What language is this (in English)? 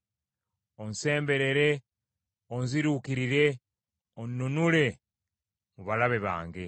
Ganda